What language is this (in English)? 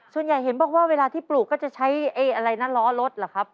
Thai